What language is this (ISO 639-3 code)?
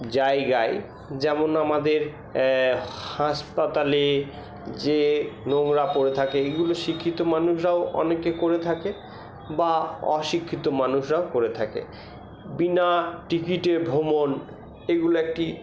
ben